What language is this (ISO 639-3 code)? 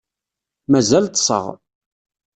kab